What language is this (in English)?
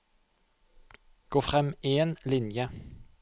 Norwegian